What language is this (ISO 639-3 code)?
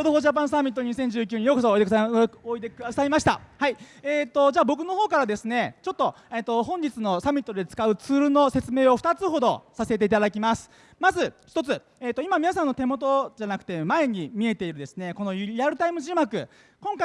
jpn